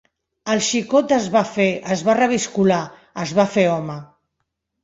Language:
Catalan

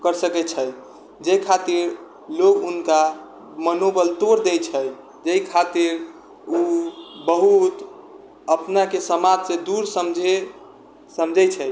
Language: Maithili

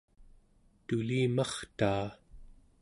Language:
Central Yupik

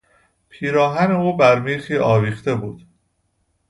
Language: Persian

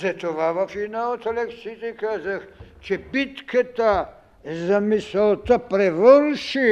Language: Bulgarian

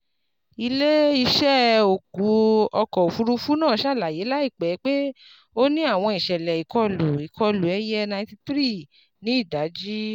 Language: Yoruba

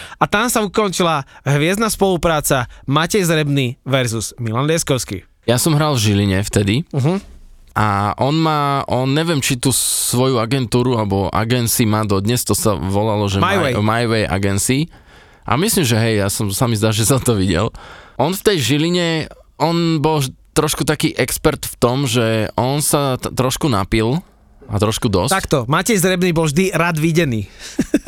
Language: Slovak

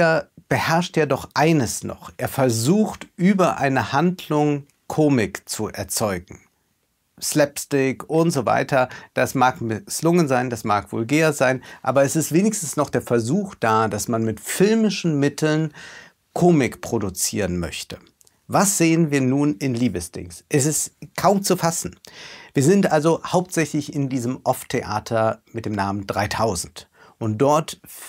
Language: German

